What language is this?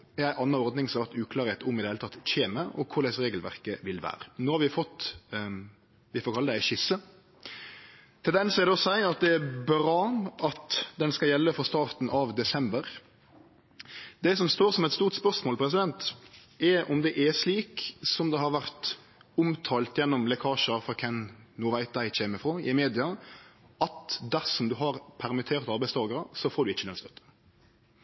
Norwegian Nynorsk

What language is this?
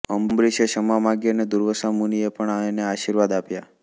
Gujarati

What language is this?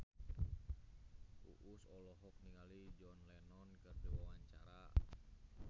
Sundanese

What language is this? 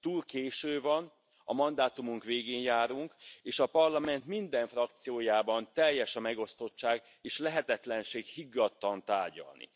Hungarian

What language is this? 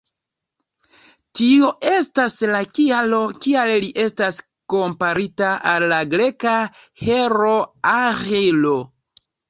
Esperanto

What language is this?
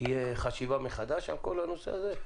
Hebrew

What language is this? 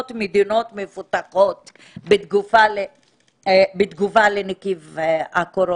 Hebrew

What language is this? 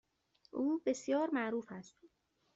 Persian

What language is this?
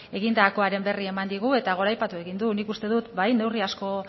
Basque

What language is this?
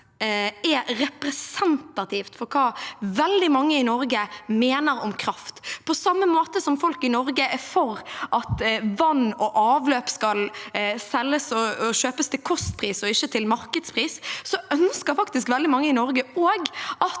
Norwegian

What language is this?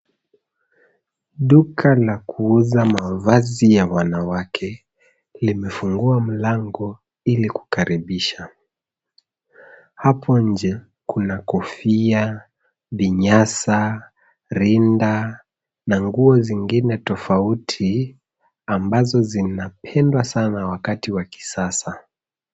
Swahili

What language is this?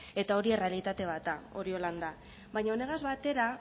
Basque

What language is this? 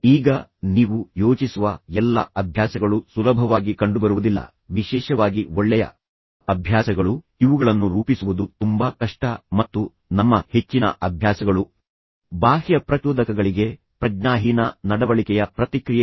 Kannada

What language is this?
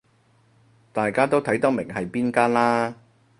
Cantonese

